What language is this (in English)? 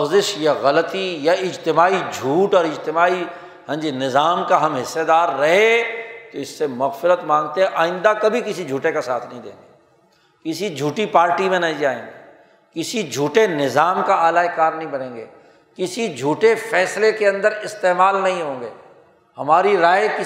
Urdu